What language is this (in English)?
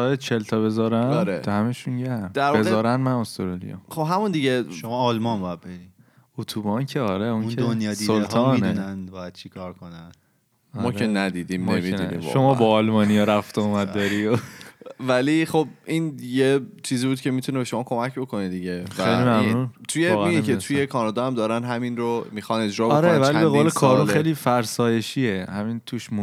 Persian